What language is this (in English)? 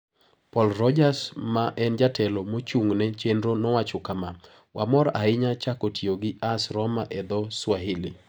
Luo (Kenya and Tanzania)